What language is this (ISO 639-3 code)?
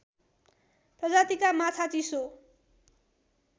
nep